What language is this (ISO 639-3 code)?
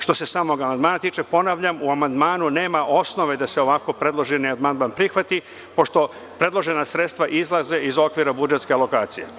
srp